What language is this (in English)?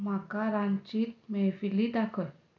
Konkani